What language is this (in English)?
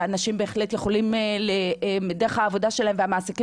Hebrew